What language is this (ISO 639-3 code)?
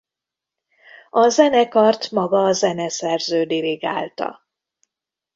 hun